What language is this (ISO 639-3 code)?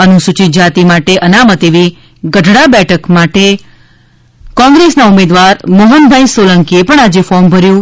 guj